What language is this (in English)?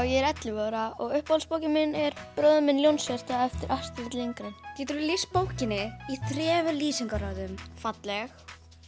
Icelandic